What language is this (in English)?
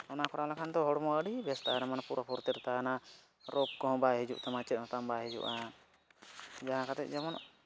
Santali